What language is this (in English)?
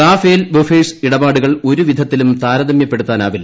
Malayalam